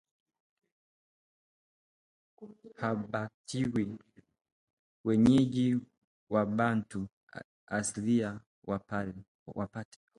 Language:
Swahili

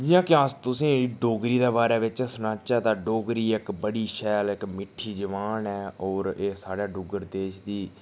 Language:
Dogri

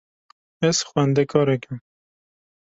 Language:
Kurdish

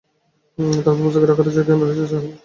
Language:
Bangla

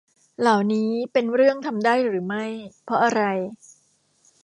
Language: Thai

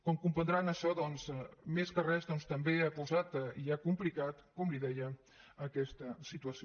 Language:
Catalan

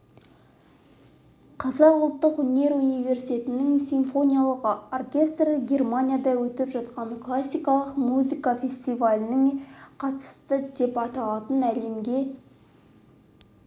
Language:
Kazakh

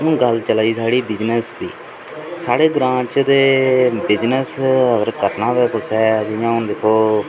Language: Dogri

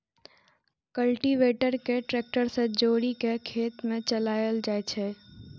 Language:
Maithili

